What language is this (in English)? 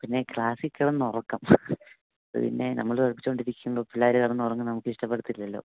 Malayalam